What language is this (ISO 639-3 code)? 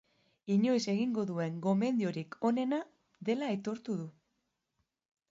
eus